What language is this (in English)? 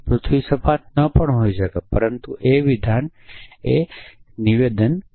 Gujarati